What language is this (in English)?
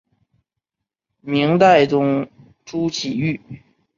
Chinese